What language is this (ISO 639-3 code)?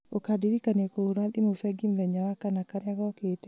kik